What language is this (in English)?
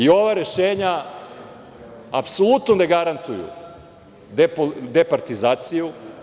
Serbian